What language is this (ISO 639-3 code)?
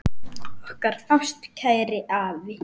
isl